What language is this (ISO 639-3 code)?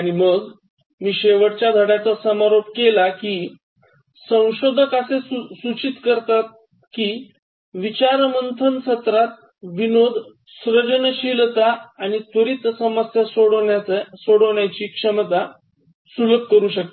mar